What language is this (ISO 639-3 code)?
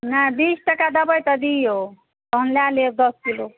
mai